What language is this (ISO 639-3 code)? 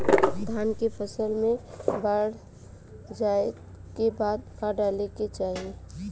bho